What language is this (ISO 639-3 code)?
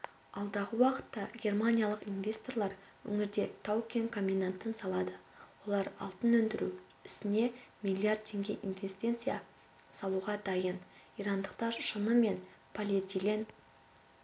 kaz